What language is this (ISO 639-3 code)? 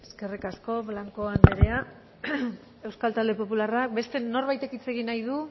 eus